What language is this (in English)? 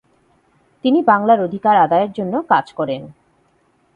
Bangla